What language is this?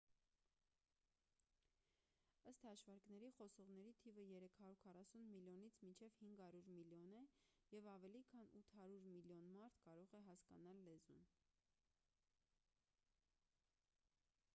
Armenian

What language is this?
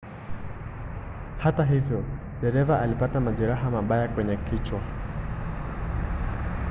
Swahili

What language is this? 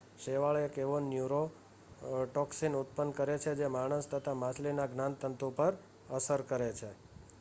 Gujarati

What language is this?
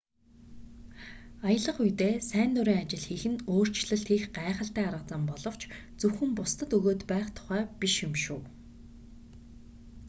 Mongolian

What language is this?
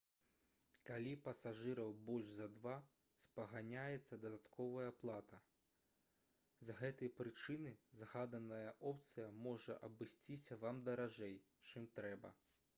Belarusian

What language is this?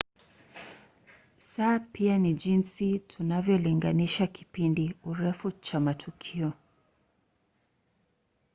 Swahili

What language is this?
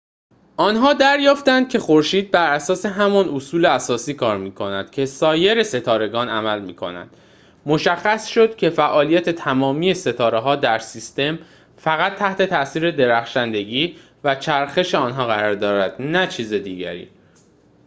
Persian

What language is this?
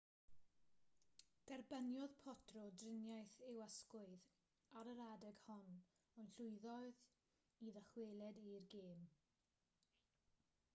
Welsh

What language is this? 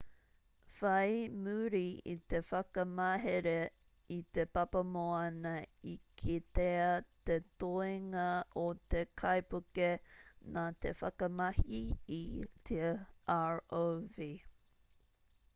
Māori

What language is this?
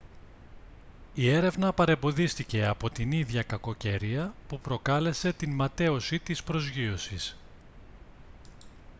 Greek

